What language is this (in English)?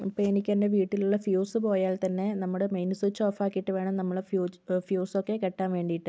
Malayalam